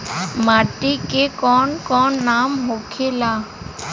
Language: Bhojpuri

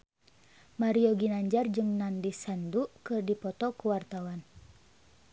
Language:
Sundanese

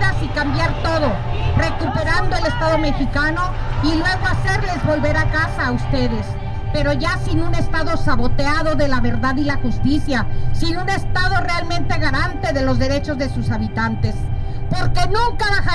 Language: Spanish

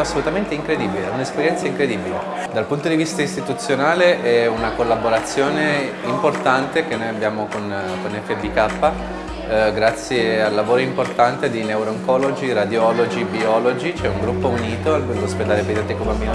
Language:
Italian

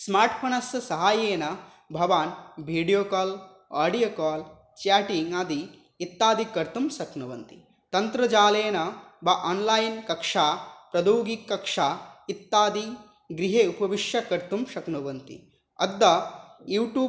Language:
Sanskrit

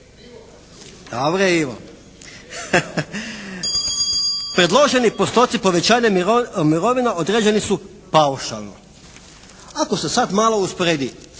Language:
Croatian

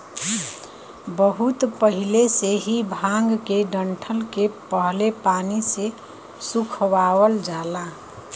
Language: Bhojpuri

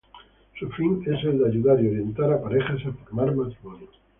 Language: Spanish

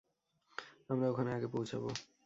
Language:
Bangla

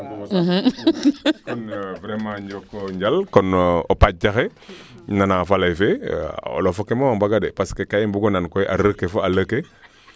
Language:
Serer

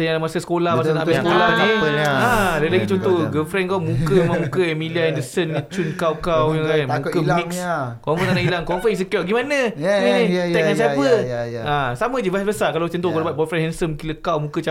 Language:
Malay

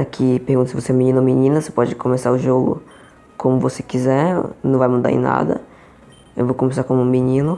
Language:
Portuguese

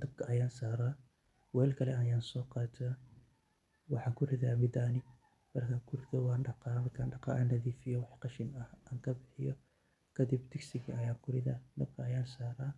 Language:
Somali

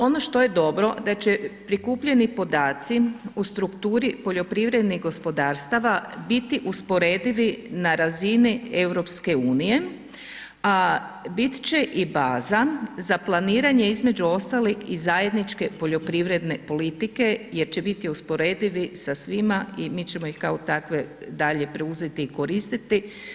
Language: Croatian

